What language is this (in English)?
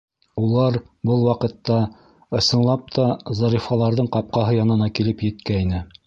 Bashkir